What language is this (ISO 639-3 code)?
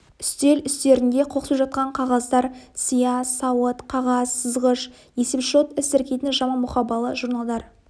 kaz